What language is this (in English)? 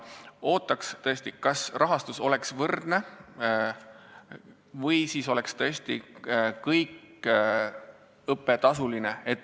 Estonian